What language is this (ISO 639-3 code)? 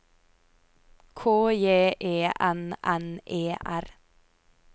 nor